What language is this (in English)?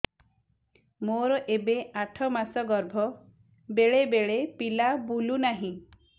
Odia